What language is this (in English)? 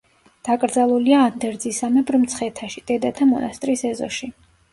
Georgian